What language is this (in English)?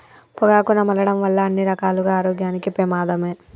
Telugu